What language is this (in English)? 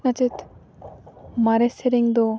Santali